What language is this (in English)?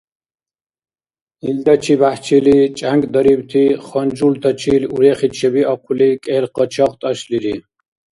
Dargwa